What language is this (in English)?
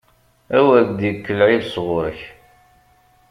Kabyle